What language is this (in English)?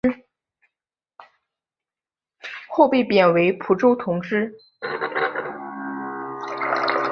Chinese